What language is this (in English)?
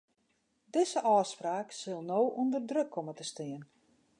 Western Frisian